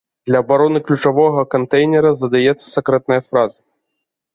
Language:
Belarusian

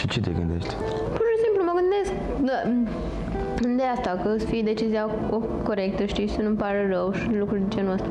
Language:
Romanian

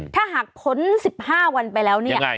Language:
Thai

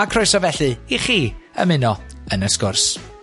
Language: Welsh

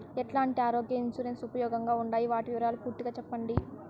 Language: Telugu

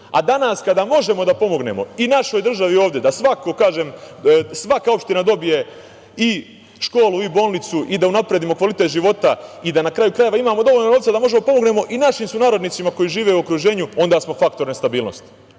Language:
Serbian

